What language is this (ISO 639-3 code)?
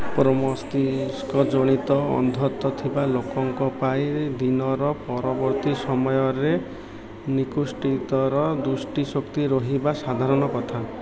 ori